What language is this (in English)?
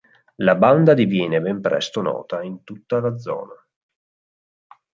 Italian